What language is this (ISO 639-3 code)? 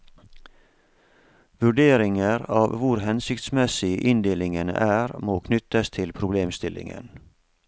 nor